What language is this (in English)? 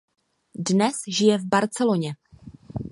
Czech